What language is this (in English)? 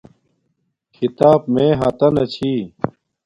Domaaki